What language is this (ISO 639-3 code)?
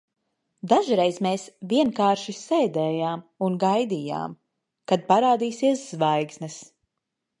lav